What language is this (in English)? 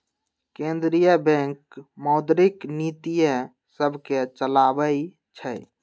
Magahi